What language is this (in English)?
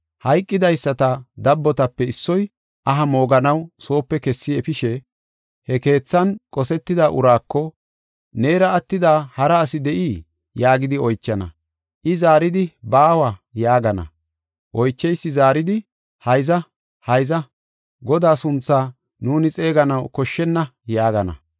Gofa